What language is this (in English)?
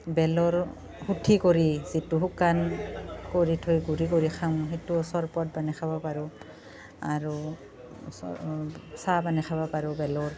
Assamese